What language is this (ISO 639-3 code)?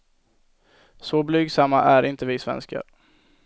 swe